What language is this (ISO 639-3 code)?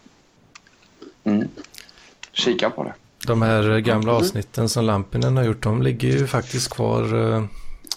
swe